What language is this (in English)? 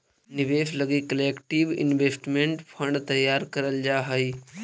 Magahi